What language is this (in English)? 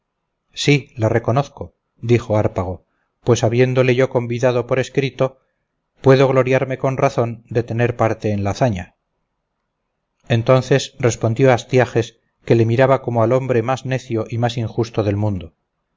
Spanish